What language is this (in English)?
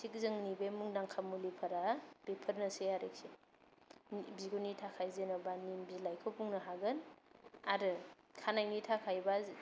Bodo